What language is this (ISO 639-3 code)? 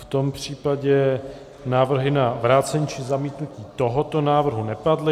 ces